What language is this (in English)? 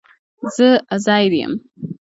Pashto